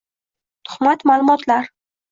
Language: Uzbek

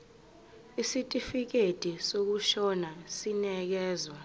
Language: Zulu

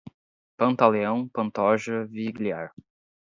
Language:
Portuguese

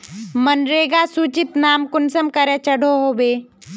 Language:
Magahi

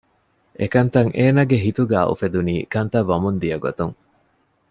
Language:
Divehi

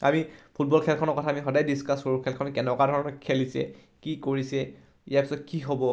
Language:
Assamese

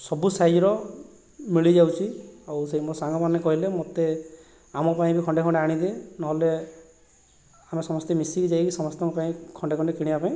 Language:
Odia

